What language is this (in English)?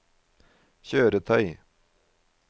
Norwegian